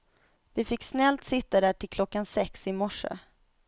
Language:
Swedish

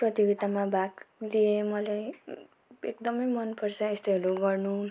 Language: Nepali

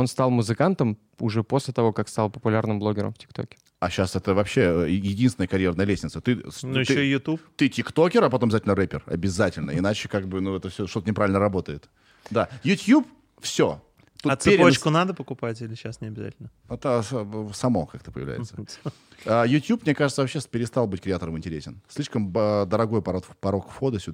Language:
Russian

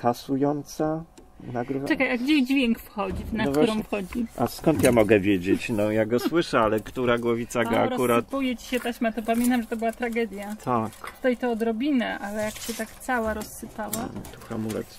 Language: Polish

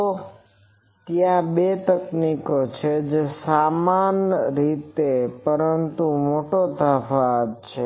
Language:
Gujarati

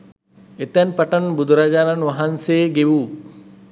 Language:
Sinhala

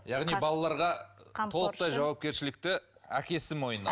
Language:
Kazakh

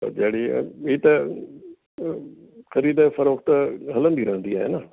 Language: Sindhi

